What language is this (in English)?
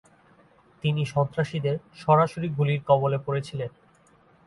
Bangla